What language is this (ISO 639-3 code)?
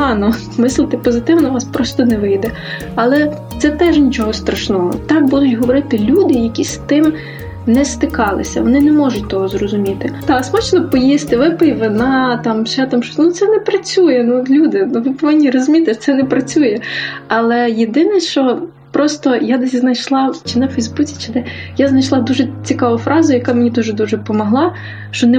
ukr